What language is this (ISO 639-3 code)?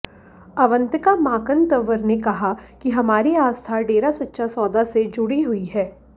hin